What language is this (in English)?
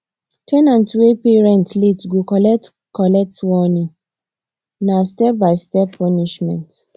Nigerian Pidgin